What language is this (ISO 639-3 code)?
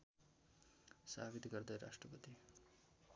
nep